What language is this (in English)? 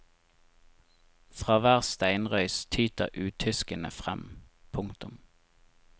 Norwegian